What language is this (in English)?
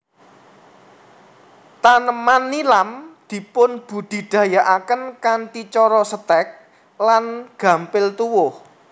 Javanese